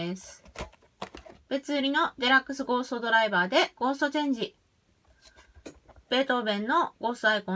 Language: Japanese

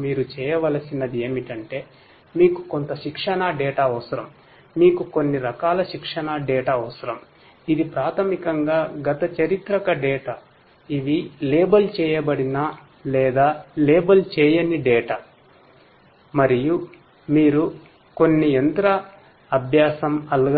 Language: Telugu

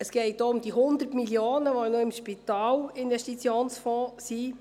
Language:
Swiss German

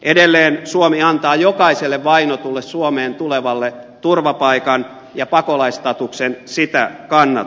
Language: Finnish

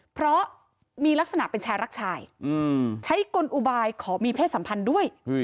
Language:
Thai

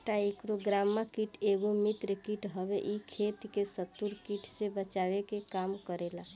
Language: Bhojpuri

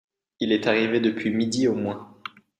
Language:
French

